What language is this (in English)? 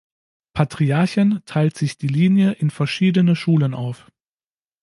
German